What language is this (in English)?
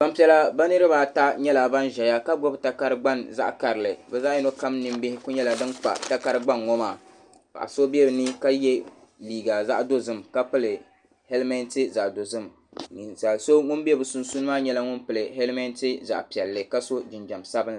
Dagbani